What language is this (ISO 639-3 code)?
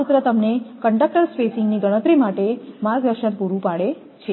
guj